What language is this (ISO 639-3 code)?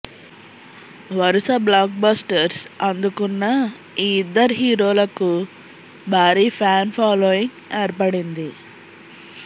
tel